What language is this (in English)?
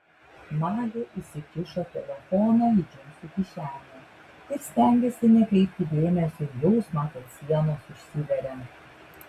Lithuanian